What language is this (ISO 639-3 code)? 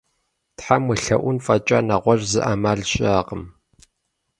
kbd